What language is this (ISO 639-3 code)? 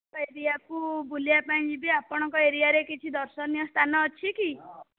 ori